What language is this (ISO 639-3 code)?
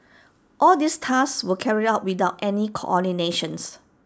eng